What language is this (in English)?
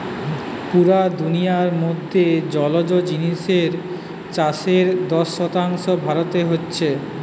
Bangla